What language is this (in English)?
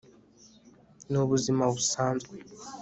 Kinyarwanda